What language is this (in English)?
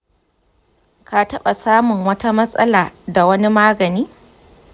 Hausa